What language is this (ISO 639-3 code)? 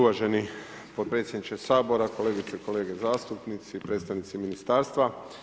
hrv